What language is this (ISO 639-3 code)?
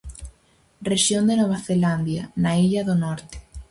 glg